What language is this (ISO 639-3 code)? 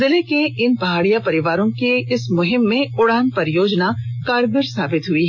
hin